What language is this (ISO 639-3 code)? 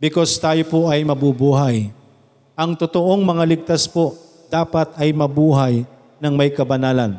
fil